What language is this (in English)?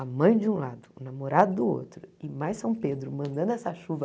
Portuguese